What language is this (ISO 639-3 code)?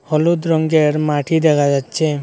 ben